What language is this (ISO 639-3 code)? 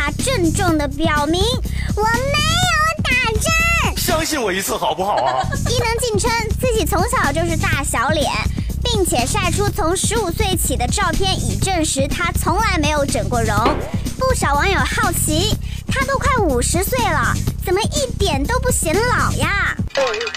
zho